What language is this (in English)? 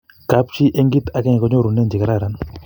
Kalenjin